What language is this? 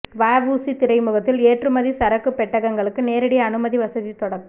Tamil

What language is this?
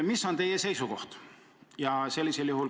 Estonian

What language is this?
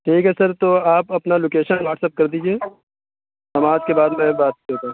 Urdu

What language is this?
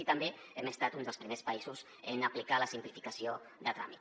Catalan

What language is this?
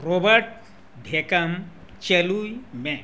Santali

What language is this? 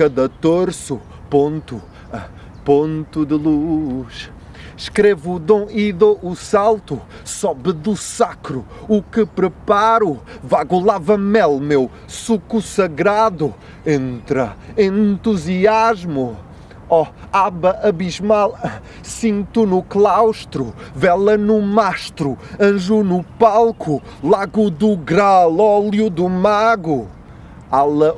Portuguese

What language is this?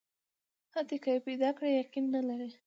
Pashto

